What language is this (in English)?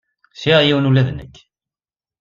Kabyle